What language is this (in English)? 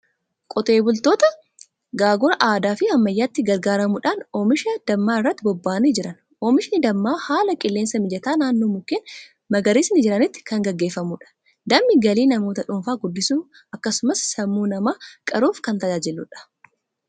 Oromo